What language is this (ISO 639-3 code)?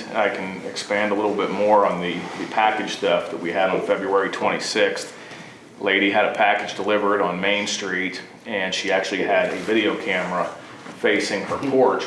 eng